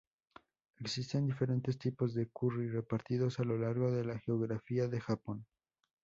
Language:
Spanish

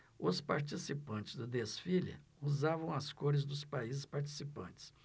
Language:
Portuguese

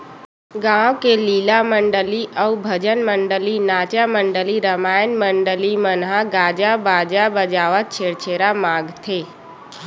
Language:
Chhattisgarhi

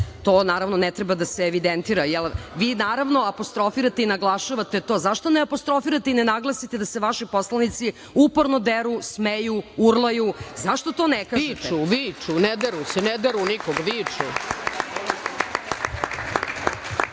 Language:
Serbian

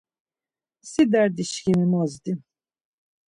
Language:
Laz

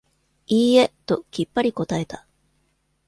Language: Japanese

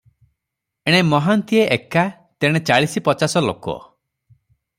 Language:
Odia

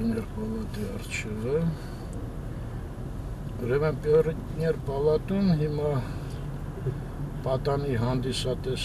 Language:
Romanian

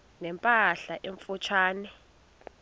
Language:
Xhosa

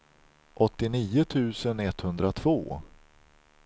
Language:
Swedish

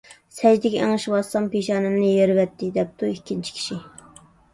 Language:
Uyghur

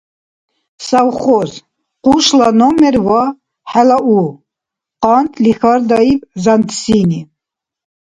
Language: Dargwa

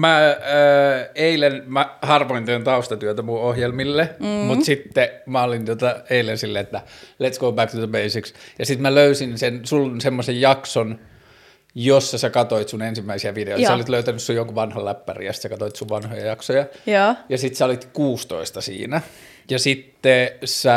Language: Finnish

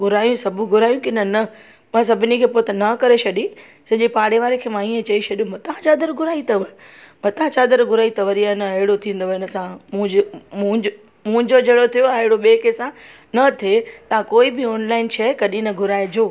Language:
Sindhi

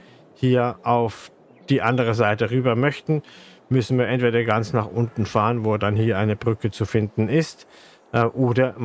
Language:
German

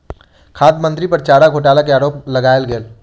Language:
Maithili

